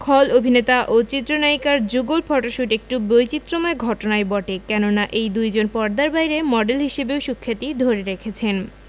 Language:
Bangla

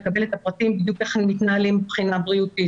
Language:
Hebrew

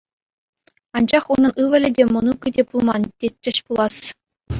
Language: Chuvash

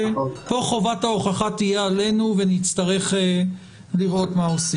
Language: Hebrew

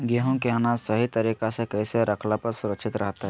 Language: Magahi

